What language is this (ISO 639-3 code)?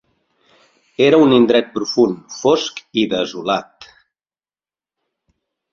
cat